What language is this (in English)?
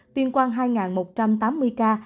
Vietnamese